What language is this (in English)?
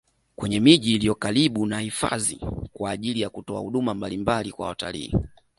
Swahili